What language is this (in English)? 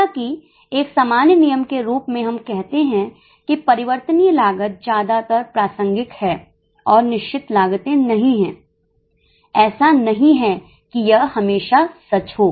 Hindi